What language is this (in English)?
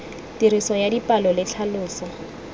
Tswana